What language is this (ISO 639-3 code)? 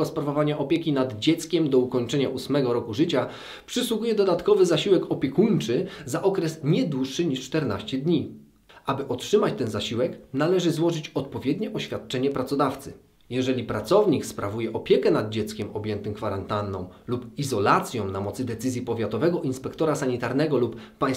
pol